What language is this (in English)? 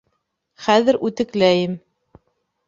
Bashkir